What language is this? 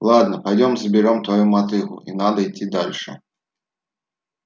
Russian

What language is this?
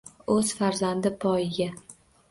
Uzbek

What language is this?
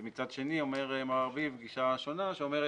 Hebrew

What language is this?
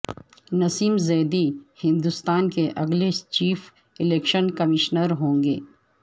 Urdu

